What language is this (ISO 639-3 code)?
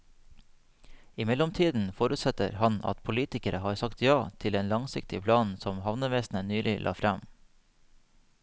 nor